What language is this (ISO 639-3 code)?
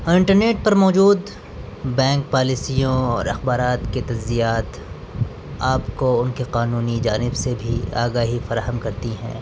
urd